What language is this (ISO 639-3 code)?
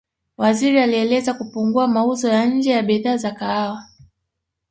swa